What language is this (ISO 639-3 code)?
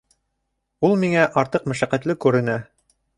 bak